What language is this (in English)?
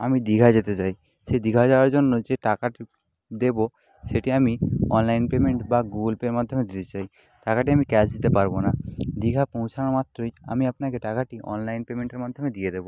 Bangla